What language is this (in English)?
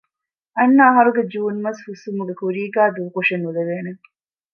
Divehi